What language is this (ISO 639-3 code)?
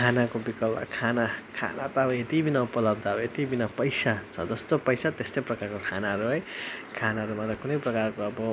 nep